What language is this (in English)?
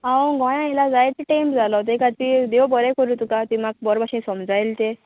Konkani